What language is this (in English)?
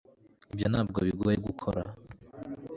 Kinyarwanda